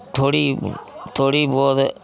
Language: Dogri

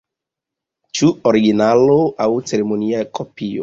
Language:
Esperanto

